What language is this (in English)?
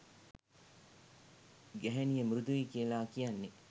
Sinhala